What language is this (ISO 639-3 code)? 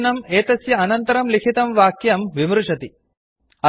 san